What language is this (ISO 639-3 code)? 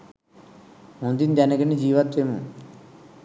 sin